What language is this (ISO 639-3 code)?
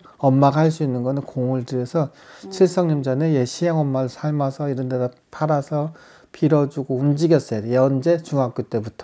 kor